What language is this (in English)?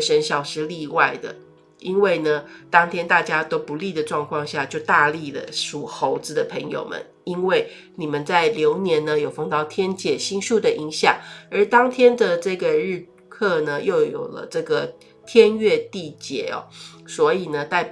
Chinese